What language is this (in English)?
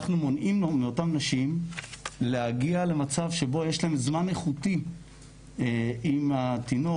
Hebrew